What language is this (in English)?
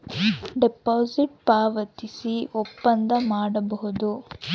Kannada